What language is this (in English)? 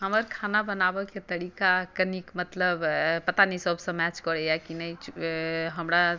Maithili